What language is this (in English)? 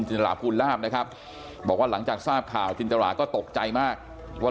Thai